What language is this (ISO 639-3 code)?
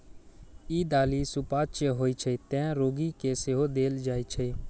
mai